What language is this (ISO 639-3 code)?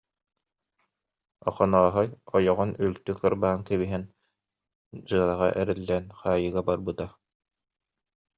sah